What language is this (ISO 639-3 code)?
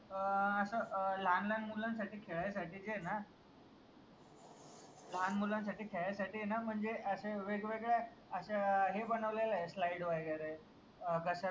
mar